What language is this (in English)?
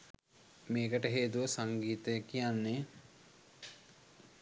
Sinhala